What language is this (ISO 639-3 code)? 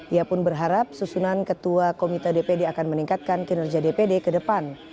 ind